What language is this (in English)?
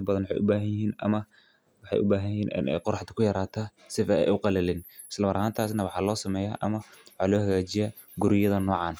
Somali